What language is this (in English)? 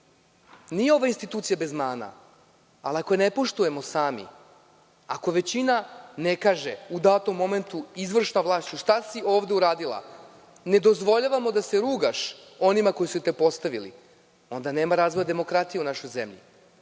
Serbian